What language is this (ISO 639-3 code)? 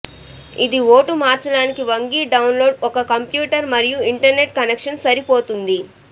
tel